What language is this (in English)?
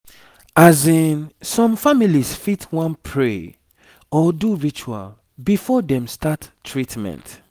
Nigerian Pidgin